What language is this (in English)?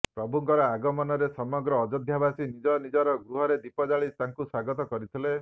Odia